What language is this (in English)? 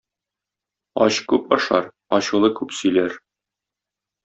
Tatar